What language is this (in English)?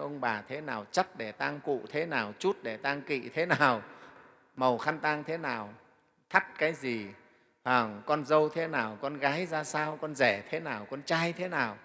Vietnamese